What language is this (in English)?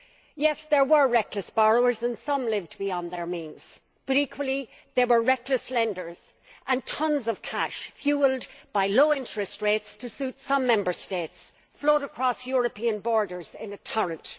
English